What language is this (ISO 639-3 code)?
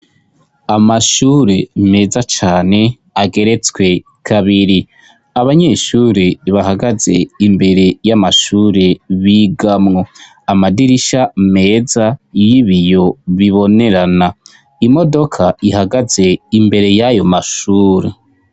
run